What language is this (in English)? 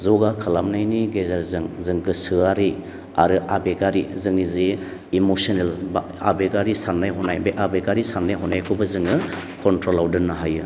Bodo